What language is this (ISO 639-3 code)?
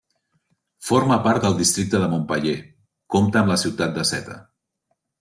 cat